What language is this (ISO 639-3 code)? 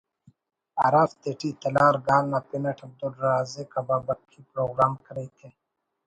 brh